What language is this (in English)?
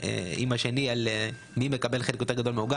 Hebrew